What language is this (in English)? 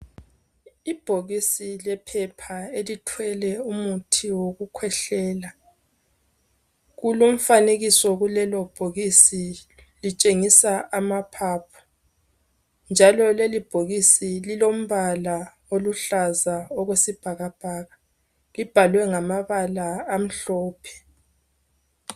North Ndebele